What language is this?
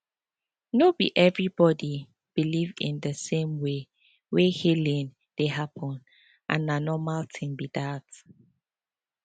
Nigerian Pidgin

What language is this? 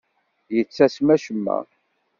Kabyle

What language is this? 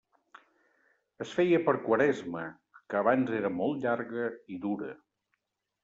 Catalan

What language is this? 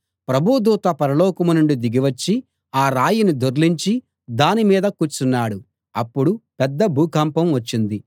Telugu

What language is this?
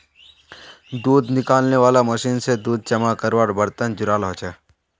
Magahi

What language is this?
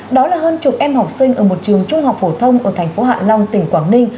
Vietnamese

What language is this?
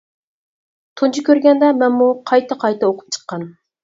Uyghur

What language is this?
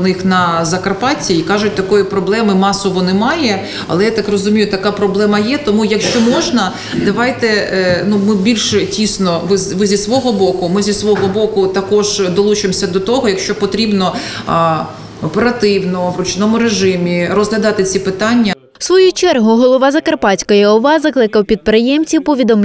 Ukrainian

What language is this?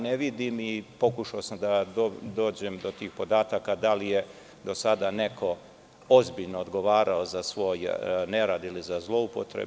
Serbian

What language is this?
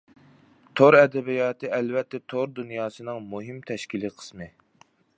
Uyghur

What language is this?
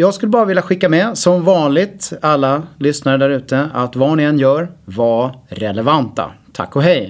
Swedish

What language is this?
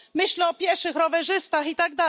Polish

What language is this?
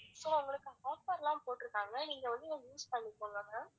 Tamil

